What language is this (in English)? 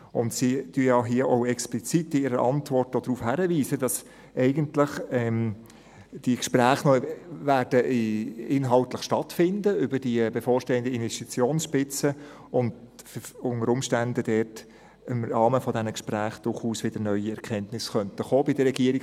Swiss German